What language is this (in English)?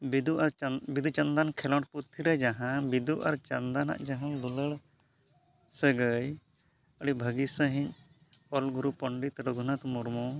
Santali